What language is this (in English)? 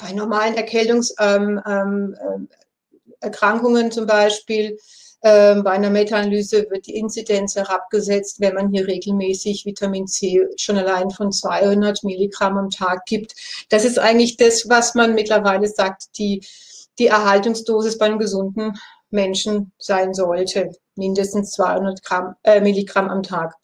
German